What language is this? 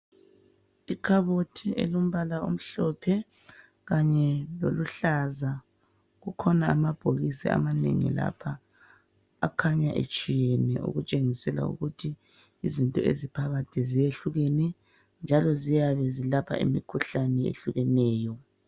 North Ndebele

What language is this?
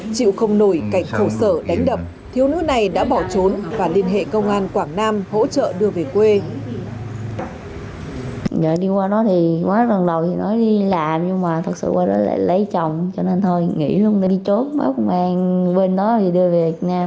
Vietnamese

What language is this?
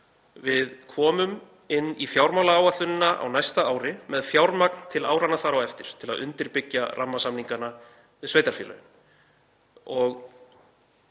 Icelandic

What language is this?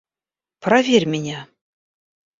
Russian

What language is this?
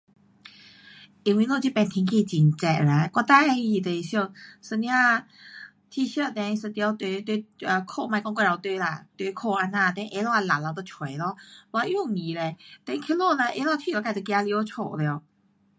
Pu-Xian Chinese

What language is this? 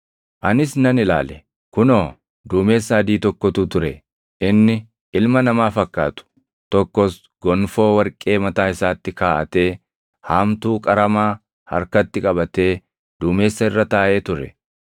Oromo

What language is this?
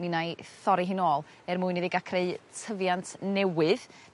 Welsh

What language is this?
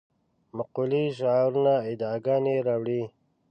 Pashto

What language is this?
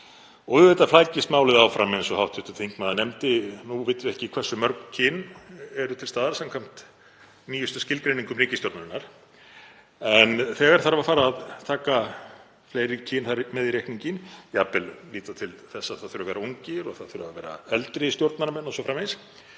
Icelandic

